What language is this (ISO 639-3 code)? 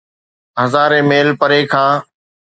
snd